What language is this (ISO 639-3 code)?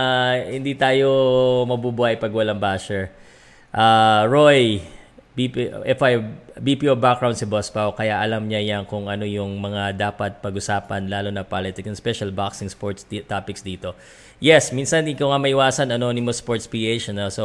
fil